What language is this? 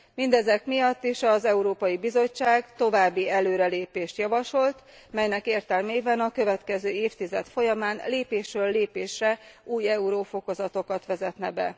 Hungarian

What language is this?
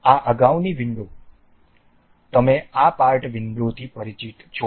Gujarati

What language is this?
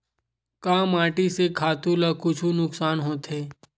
Chhattisgarhi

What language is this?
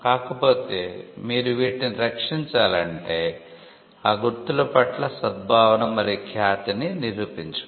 Telugu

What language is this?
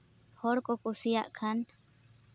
Santali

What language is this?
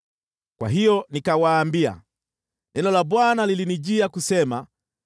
Swahili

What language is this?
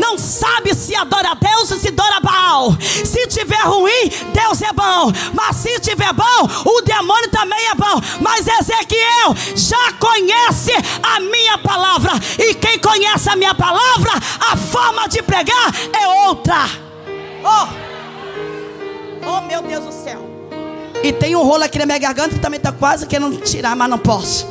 Portuguese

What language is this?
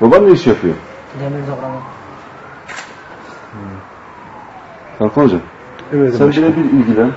Turkish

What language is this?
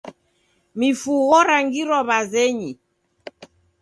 Taita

